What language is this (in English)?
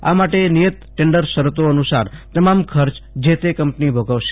Gujarati